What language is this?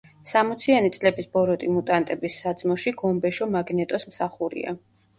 Georgian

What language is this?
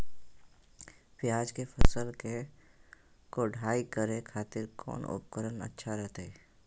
Magahi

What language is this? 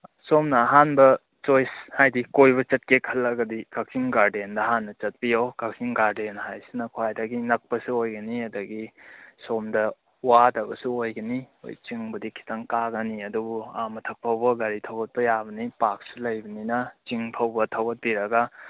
Manipuri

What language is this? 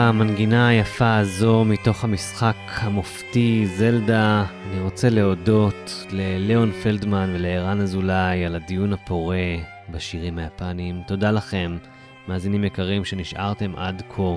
Hebrew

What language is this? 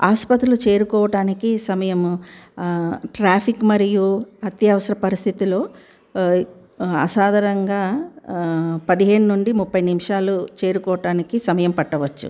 Telugu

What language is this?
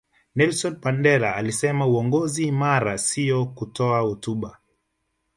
Swahili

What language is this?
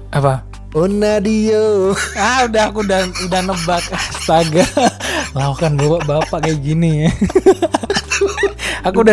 Indonesian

